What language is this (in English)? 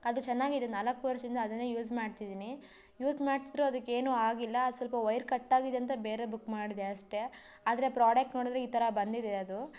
Kannada